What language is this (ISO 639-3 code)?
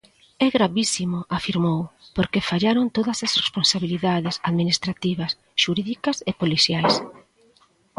glg